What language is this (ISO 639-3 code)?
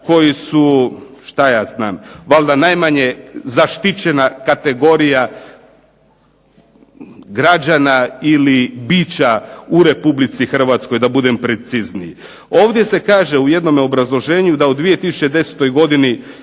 hrv